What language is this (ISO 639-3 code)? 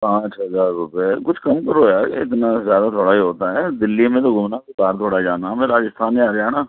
urd